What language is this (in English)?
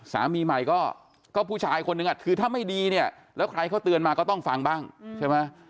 Thai